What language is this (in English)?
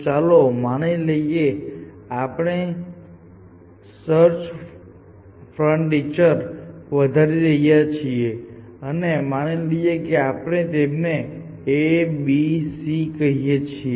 Gujarati